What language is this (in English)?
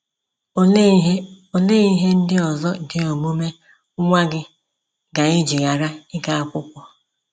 Igbo